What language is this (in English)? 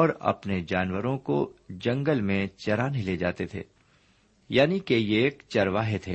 Urdu